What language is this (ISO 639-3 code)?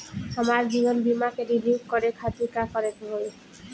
bho